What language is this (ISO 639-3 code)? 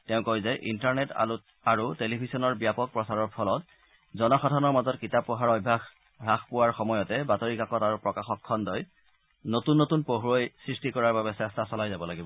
asm